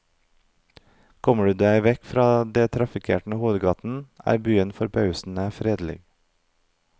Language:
Norwegian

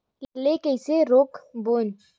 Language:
Chhattisgarhi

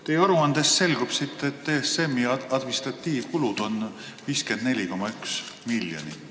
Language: Estonian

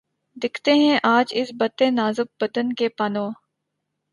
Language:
Urdu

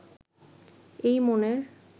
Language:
Bangla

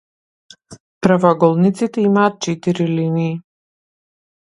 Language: Macedonian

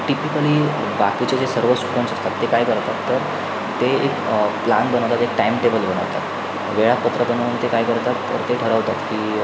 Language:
Marathi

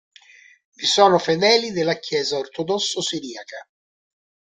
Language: Italian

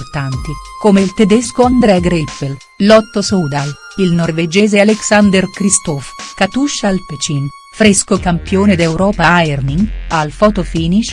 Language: Italian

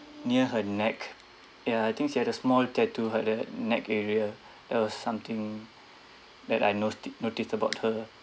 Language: English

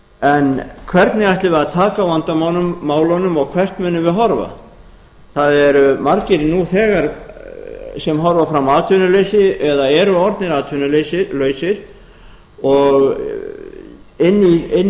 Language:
Icelandic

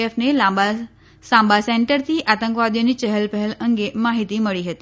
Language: Gujarati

